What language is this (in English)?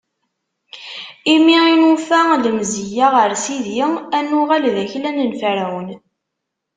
Kabyle